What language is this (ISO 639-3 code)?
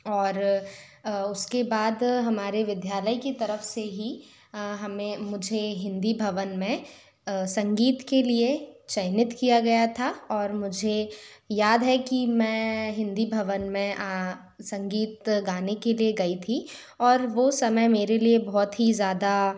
hin